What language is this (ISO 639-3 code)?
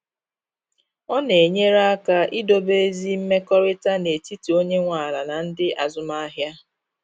ibo